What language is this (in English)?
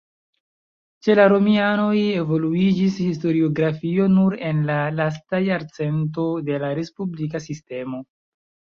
Esperanto